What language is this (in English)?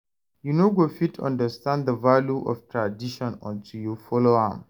Nigerian Pidgin